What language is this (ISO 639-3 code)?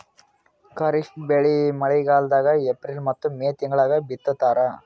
kan